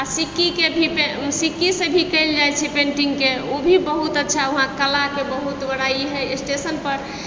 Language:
Maithili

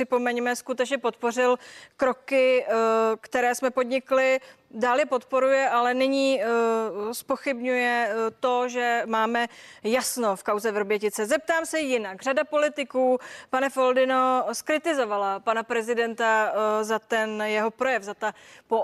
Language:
Czech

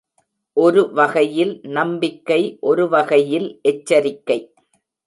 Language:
Tamil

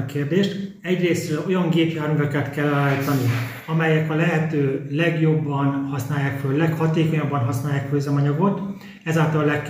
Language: Hungarian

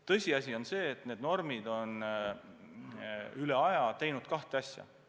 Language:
Estonian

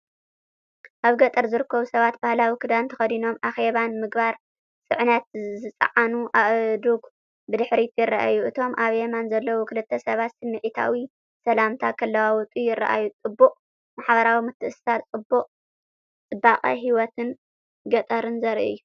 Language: Tigrinya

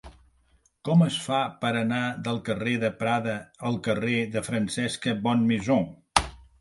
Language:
Catalan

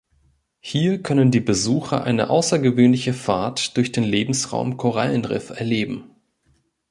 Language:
German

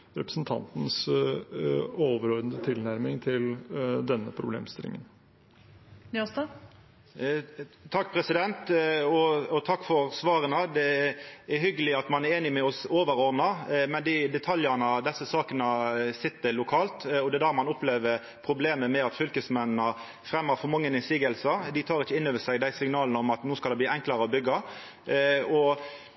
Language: Norwegian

